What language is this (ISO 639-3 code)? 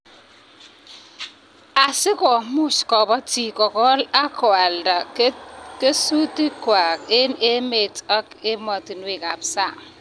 kln